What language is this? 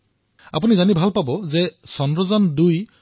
Assamese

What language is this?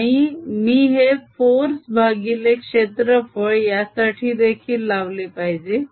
Marathi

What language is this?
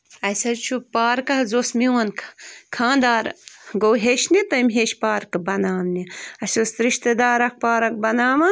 Kashmiri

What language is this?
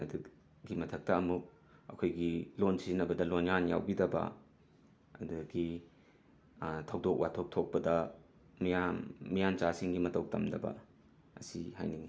Manipuri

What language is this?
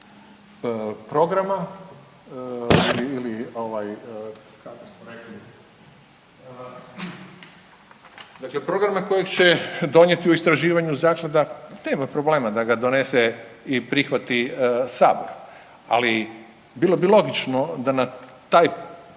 Croatian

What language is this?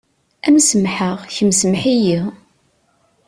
Kabyle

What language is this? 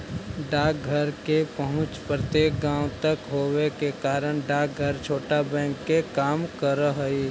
Magahi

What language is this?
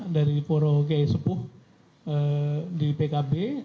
Indonesian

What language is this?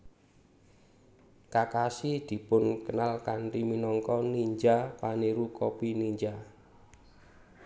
Javanese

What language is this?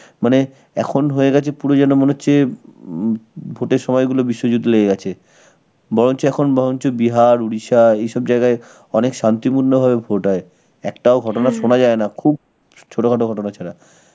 Bangla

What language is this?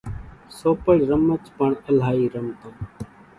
Kachi Koli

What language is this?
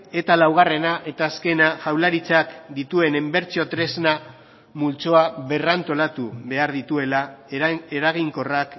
Basque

